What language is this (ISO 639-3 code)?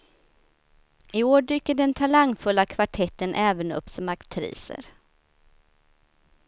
swe